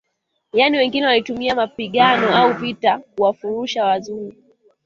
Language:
Swahili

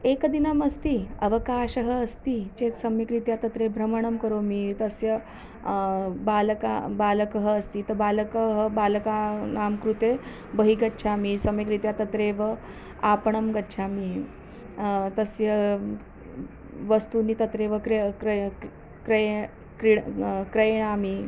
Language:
Sanskrit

